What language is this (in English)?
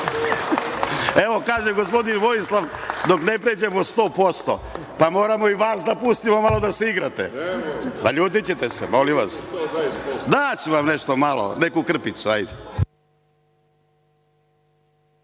Serbian